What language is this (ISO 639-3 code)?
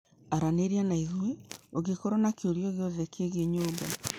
kik